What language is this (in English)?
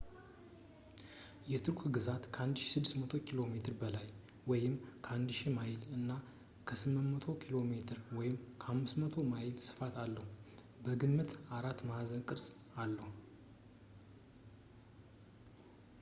Amharic